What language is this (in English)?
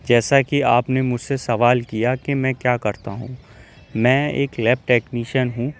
Urdu